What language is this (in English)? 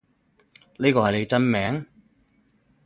Cantonese